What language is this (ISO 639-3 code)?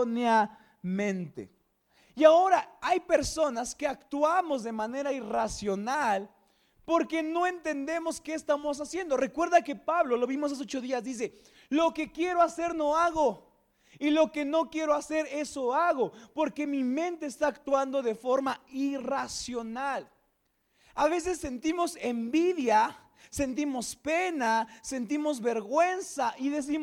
spa